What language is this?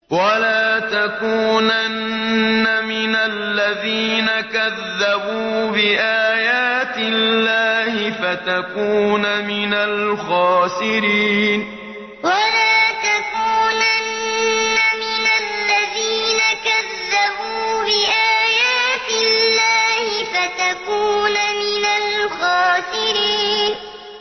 Arabic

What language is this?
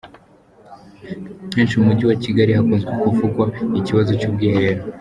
Kinyarwanda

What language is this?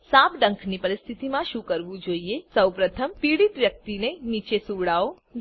Gujarati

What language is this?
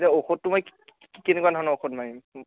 Assamese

